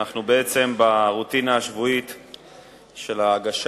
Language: Hebrew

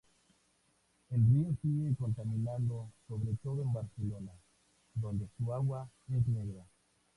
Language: Spanish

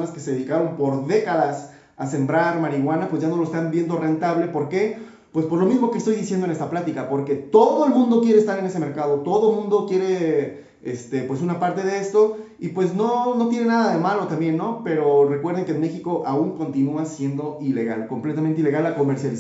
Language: Spanish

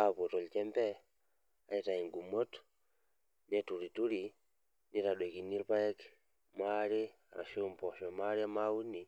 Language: Masai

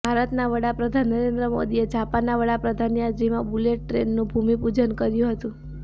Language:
Gujarati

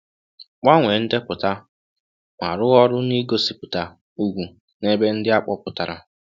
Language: Igbo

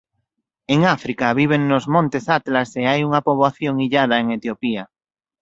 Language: Galician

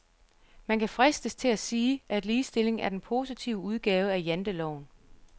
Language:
Danish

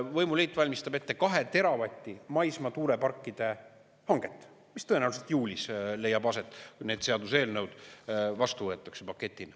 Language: Estonian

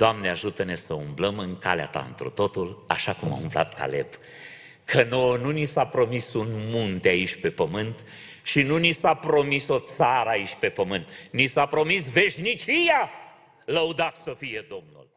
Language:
Romanian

